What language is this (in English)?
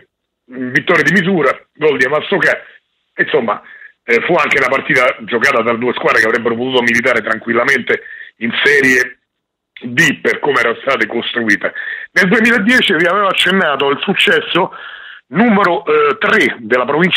Italian